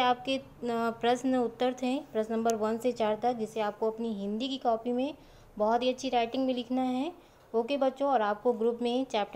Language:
Hindi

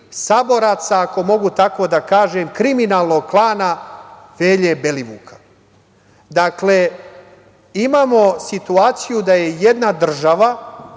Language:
Serbian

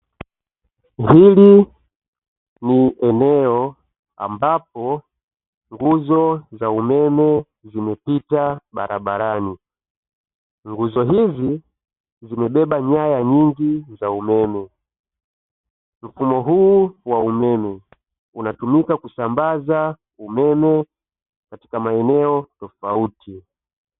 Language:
Swahili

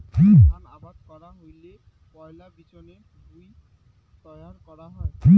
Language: Bangla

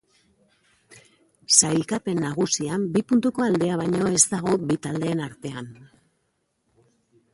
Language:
Basque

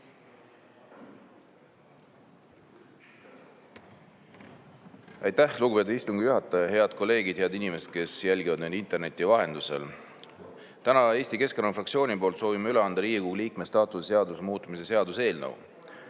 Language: Estonian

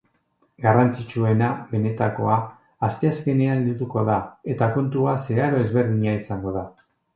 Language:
Basque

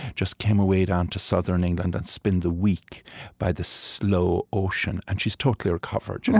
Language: English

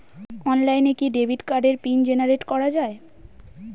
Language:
Bangla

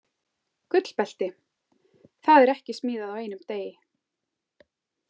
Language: Icelandic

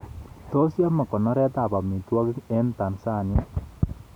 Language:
Kalenjin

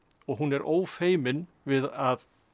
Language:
Icelandic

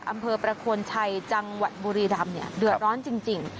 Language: Thai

